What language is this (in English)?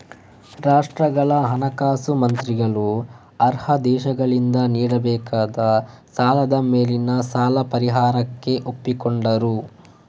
Kannada